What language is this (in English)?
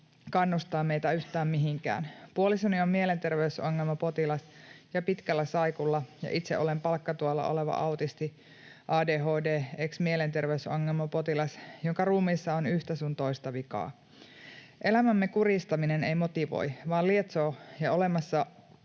Finnish